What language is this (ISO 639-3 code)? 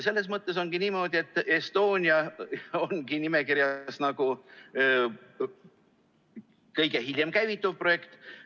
est